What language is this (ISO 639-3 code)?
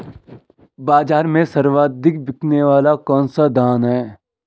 hin